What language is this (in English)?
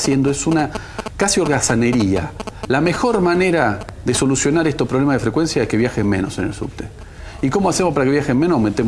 Spanish